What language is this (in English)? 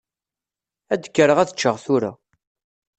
Kabyle